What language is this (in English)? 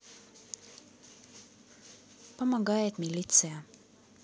Russian